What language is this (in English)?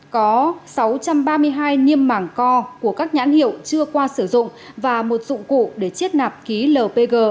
Vietnamese